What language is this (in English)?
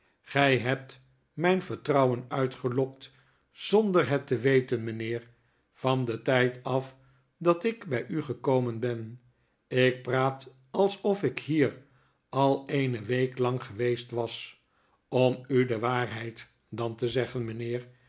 Dutch